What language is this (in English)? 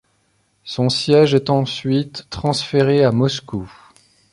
French